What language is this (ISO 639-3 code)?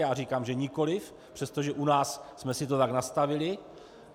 ces